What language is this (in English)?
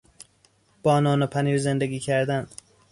Persian